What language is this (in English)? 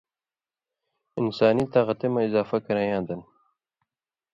Indus Kohistani